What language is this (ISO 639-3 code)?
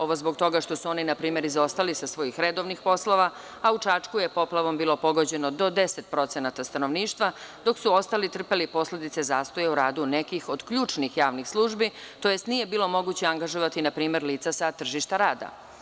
srp